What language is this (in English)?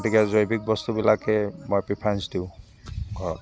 Assamese